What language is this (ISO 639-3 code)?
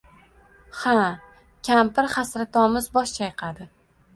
uzb